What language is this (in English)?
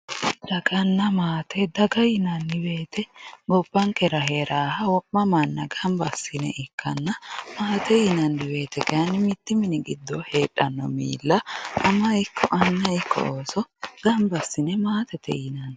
Sidamo